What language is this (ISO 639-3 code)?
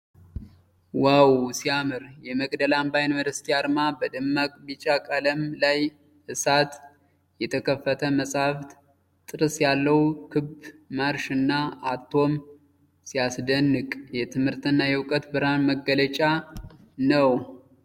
amh